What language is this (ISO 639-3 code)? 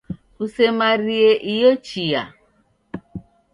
dav